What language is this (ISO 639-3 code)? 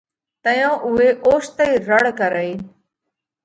kvx